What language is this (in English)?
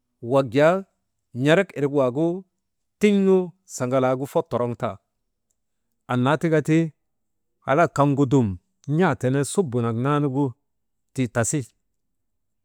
Maba